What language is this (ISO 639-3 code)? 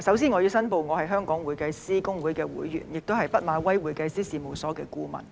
yue